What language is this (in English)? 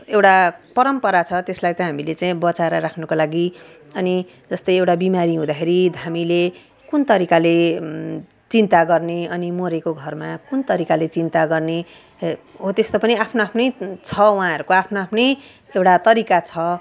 Nepali